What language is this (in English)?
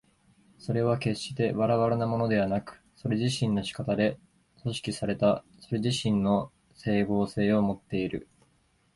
Japanese